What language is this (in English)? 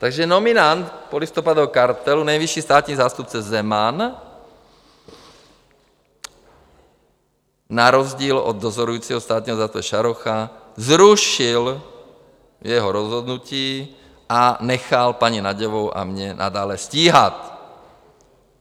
Czech